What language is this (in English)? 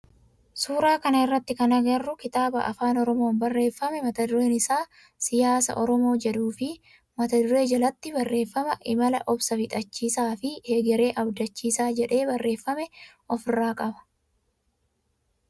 Oromo